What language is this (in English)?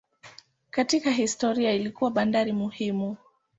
Swahili